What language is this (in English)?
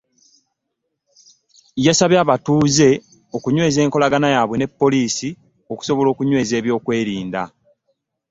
Ganda